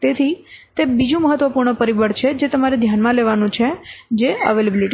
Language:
Gujarati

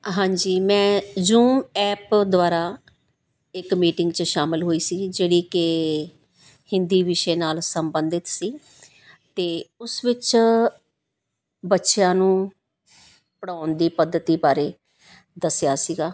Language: Punjabi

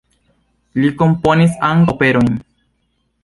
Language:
Esperanto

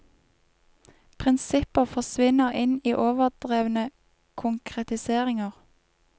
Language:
Norwegian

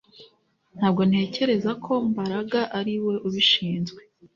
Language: Kinyarwanda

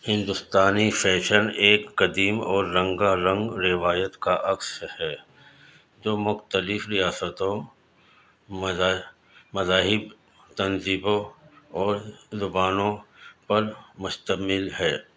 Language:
Urdu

